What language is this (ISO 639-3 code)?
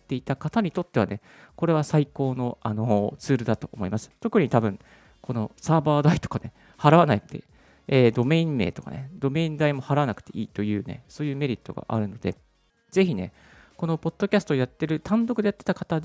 jpn